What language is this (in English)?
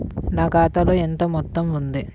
Telugu